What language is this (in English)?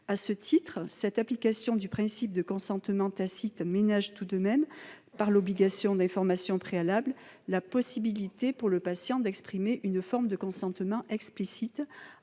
French